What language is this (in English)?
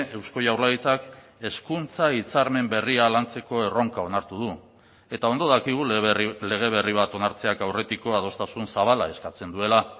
Basque